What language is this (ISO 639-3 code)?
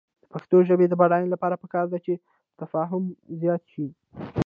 pus